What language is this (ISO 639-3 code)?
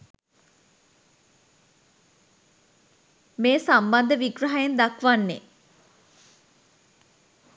sin